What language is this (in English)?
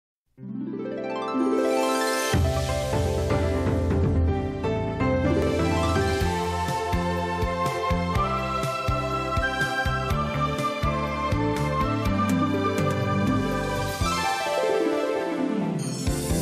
Korean